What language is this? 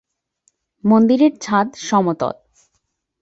Bangla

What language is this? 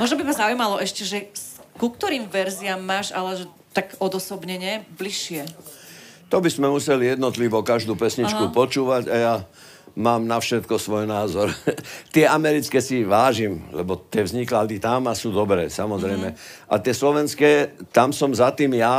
Slovak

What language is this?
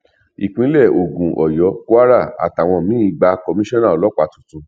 Yoruba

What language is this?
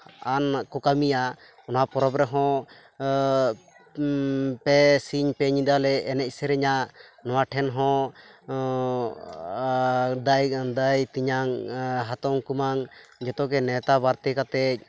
Santali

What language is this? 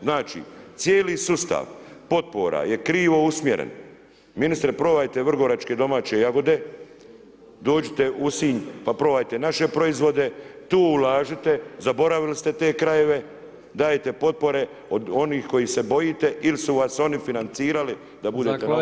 Croatian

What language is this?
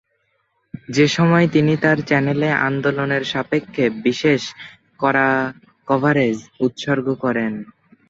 Bangla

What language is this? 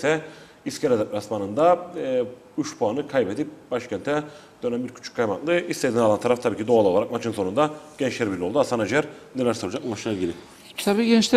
Turkish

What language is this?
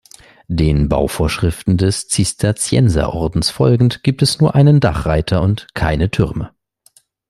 German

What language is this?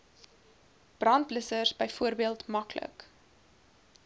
Afrikaans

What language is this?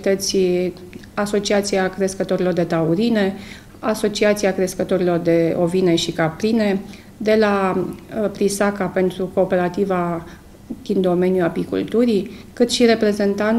Romanian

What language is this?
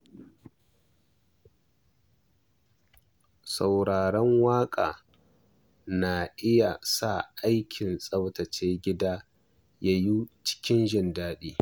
Hausa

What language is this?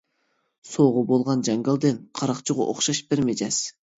Uyghur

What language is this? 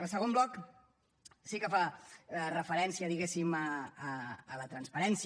Catalan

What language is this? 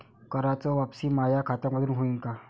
Marathi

